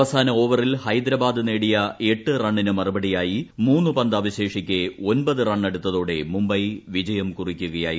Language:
Malayalam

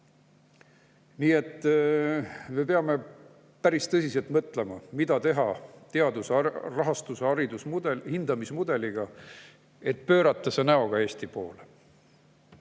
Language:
Estonian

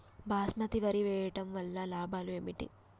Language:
Telugu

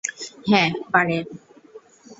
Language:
Bangla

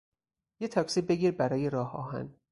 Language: Persian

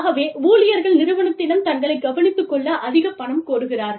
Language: Tamil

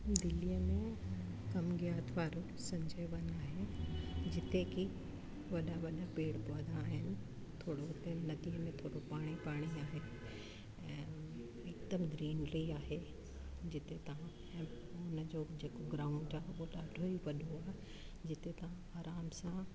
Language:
Sindhi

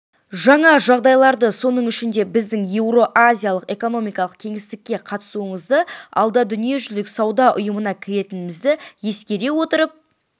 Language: Kazakh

